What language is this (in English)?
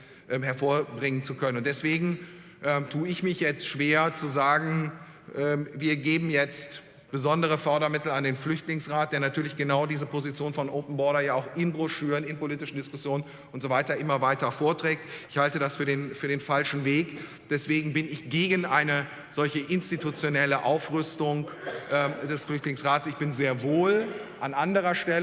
German